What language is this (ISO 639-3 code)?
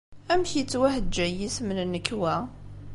kab